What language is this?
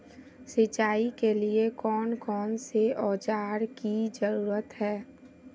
Magahi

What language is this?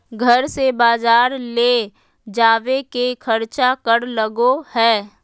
Magahi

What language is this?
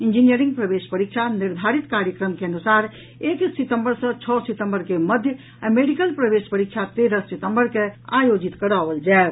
Maithili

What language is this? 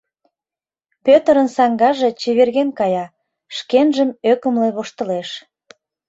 Mari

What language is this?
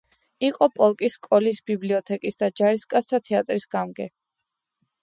Georgian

